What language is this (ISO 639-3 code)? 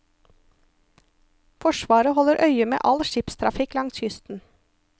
nor